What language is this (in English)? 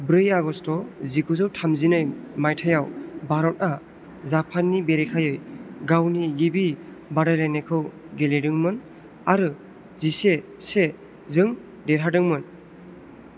Bodo